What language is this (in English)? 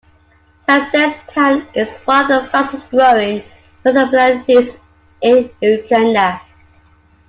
English